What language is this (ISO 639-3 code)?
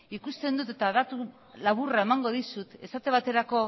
eus